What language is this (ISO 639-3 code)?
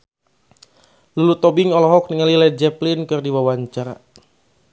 sun